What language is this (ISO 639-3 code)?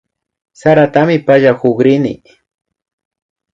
qvi